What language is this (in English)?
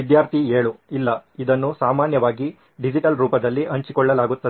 Kannada